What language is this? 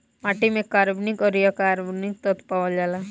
Bhojpuri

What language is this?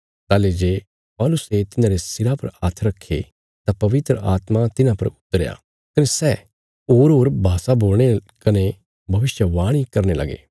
Bilaspuri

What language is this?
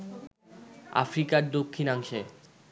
Bangla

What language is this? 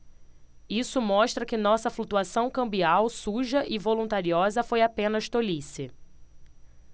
Portuguese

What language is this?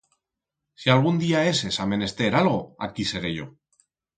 Aragonese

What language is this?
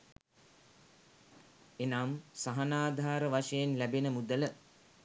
Sinhala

